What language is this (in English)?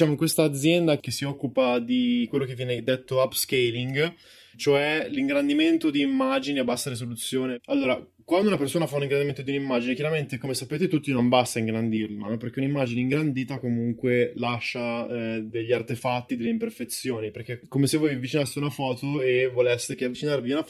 Italian